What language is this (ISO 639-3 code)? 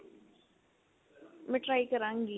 pan